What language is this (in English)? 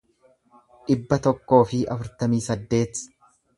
Oromo